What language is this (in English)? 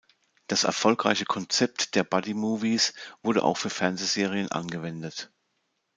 German